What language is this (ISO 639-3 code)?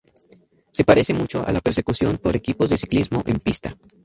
spa